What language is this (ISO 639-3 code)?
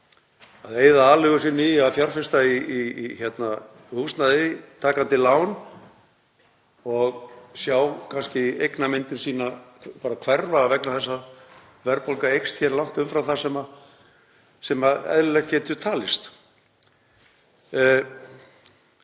isl